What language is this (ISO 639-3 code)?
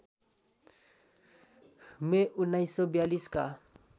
nep